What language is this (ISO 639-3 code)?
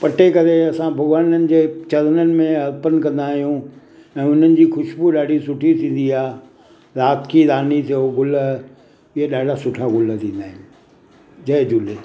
snd